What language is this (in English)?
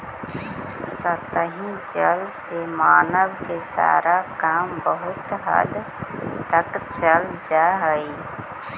Magahi